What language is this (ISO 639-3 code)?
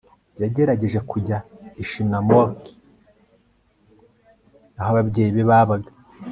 kin